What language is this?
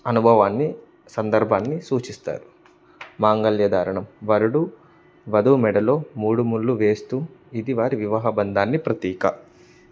Telugu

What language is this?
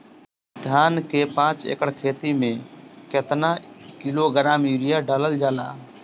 Bhojpuri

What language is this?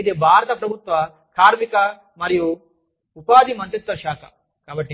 Telugu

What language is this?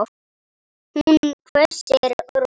Icelandic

